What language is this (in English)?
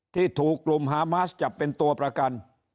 Thai